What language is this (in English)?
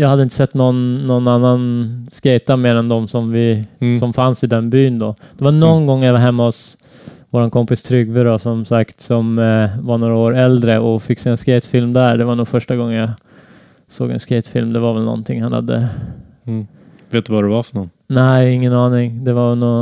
Swedish